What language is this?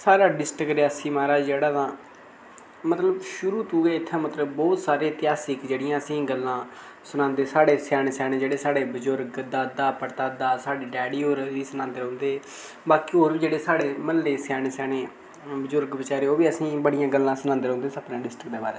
Dogri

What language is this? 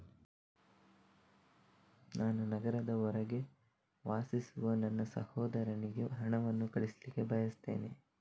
Kannada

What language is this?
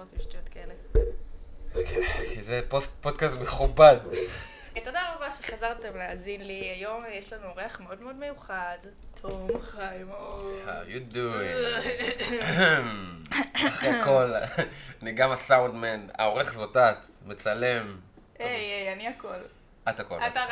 Hebrew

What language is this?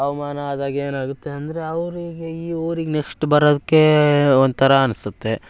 Kannada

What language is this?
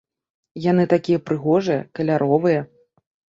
Belarusian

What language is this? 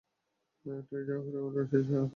Bangla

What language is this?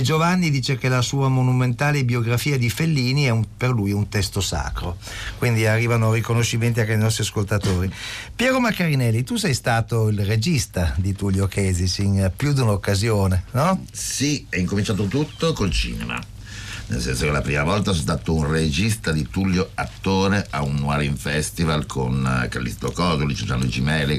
Italian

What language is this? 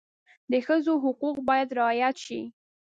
Pashto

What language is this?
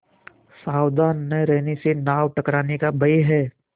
Hindi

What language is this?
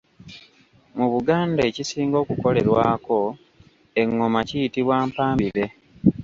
Ganda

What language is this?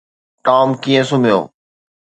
Sindhi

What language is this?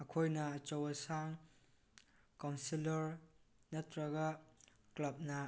Manipuri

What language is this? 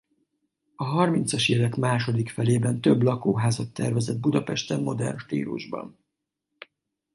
Hungarian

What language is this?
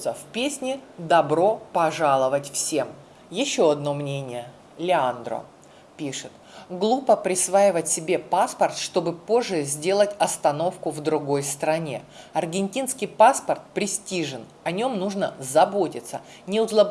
Russian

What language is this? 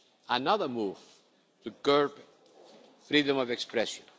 English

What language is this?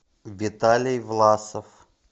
Russian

